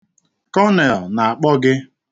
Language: Igbo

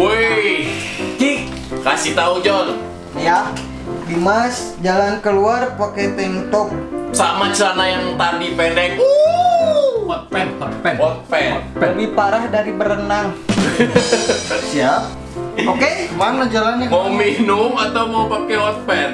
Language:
Indonesian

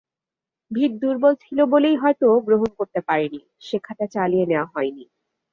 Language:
Bangla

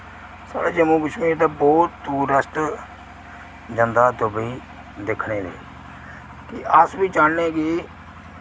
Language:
Dogri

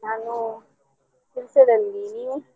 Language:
Kannada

